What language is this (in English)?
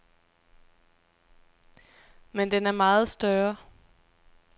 Danish